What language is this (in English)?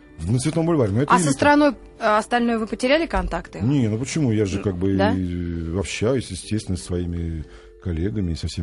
Russian